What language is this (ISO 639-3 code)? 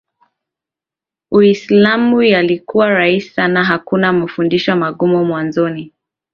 swa